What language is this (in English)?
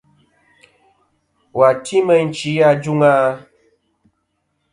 Kom